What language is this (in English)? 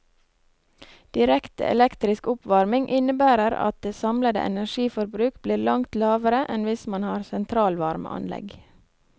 Norwegian